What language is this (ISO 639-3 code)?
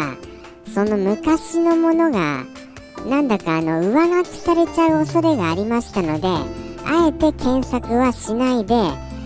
jpn